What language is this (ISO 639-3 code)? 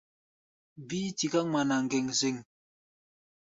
gba